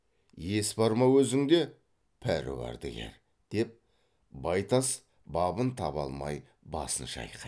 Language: Kazakh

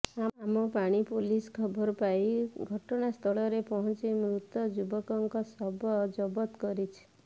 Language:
Odia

